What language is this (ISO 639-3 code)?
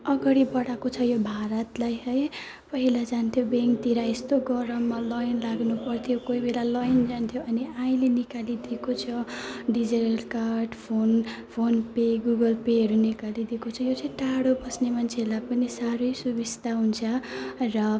nep